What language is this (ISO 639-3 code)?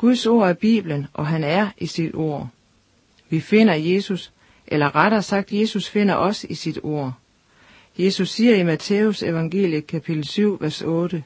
dan